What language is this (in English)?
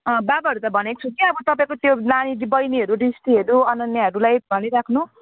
Nepali